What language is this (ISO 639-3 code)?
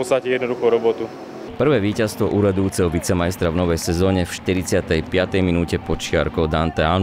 slk